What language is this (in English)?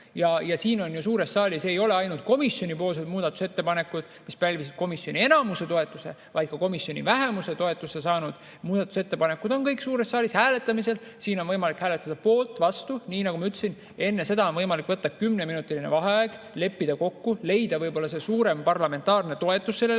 Estonian